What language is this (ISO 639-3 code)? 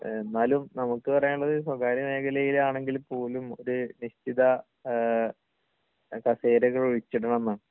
mal